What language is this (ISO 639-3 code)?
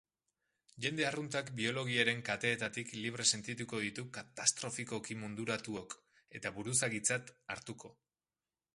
eus